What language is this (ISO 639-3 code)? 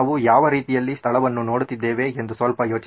kan